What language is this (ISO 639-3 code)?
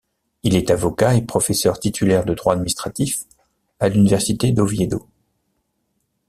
fra